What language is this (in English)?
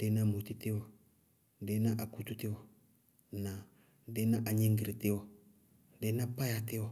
Bago-Kusuntu